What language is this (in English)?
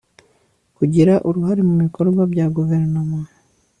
Kinyarwanda